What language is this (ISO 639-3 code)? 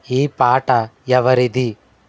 tel